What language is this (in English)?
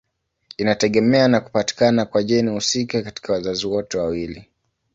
Swahili